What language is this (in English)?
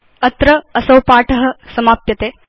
Sanskrit